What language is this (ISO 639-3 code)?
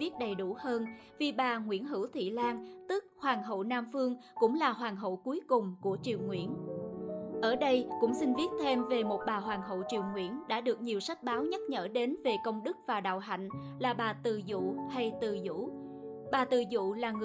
vie